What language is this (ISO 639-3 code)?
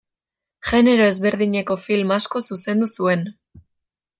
eus